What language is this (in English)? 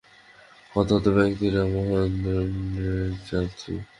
Bangla